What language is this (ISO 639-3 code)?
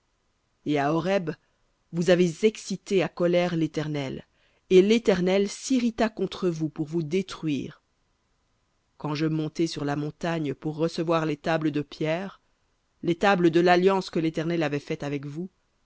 fra